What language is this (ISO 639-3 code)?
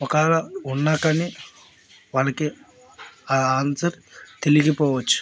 tel